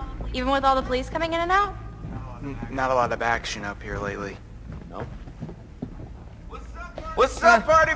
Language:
Turkish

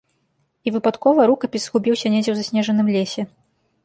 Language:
Belarusian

